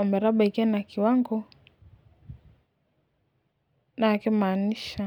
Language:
Masai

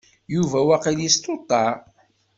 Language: Kabyle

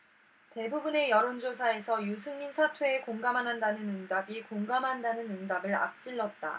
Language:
Korean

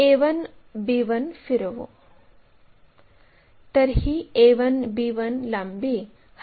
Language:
Marathi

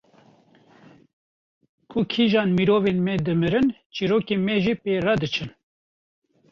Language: Kurdish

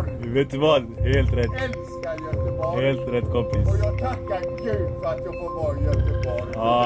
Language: Swedish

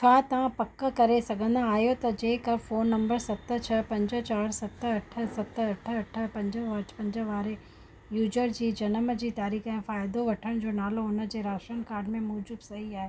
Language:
Sindhi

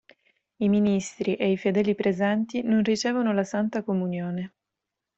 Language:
Italian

